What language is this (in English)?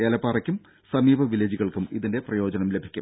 Malayalam